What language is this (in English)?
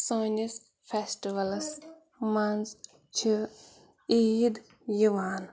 Kashmiri